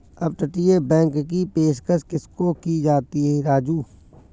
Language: Hindi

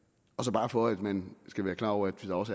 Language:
Danish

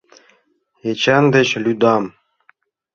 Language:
Mari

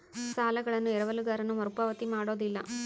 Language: Kannada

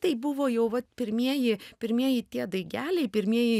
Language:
Lithuanian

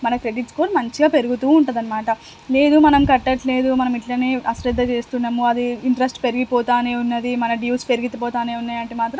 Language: Telugu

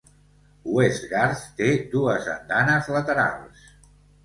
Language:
Catalan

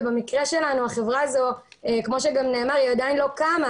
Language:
Hebrew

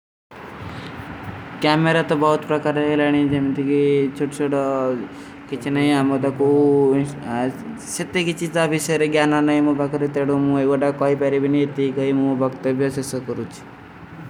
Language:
Kui (India)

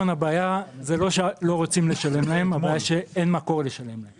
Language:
Hebrew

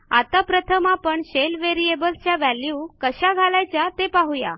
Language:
Marathi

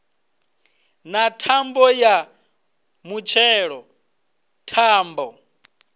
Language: Venda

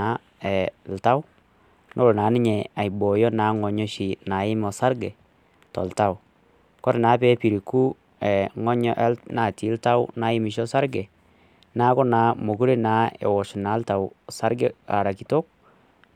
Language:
Masai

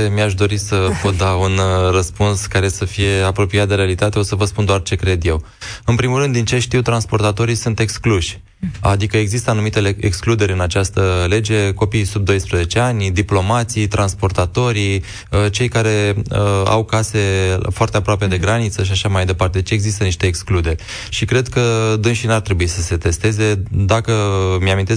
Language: Romanian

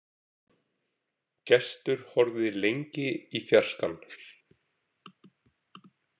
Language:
Icelandic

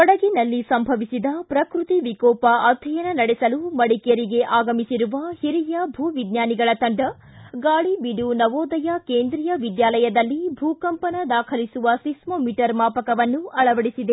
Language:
Kannada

